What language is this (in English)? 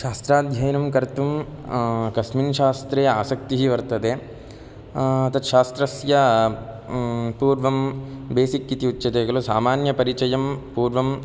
Sanskrit